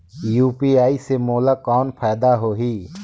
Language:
Chhattisgarhi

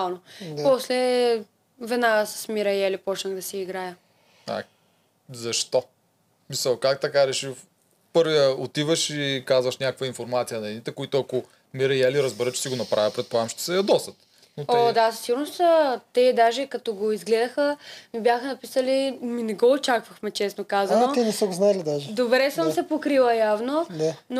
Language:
Bulgarian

